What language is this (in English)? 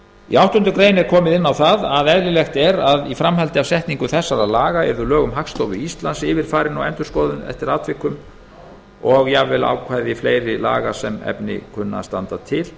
Icelandic